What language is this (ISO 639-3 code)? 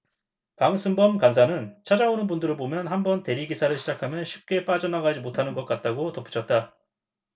kor